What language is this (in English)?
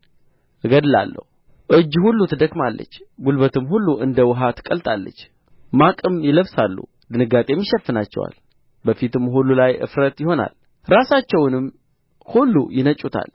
Amharic